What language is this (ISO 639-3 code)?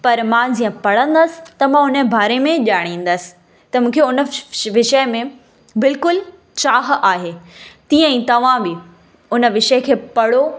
snd